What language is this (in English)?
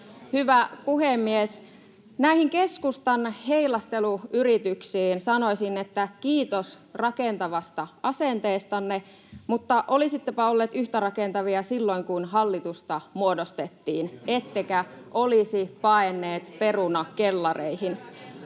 Finnish